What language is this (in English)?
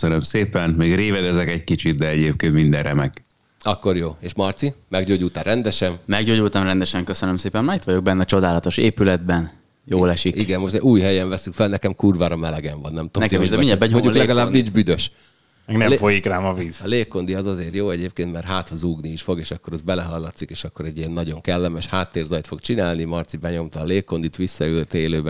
Hungarian